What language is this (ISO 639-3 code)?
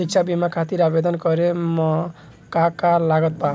bho